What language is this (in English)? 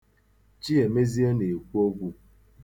Igbo